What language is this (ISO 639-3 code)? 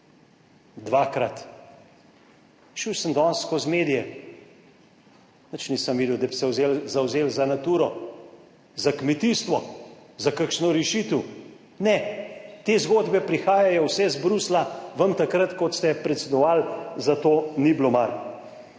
slv